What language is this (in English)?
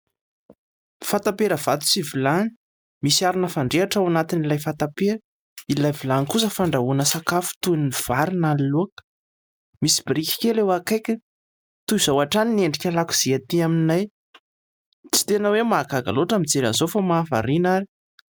Malagasy